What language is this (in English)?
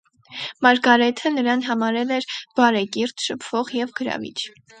Armenian